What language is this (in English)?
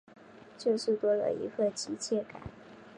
Chinese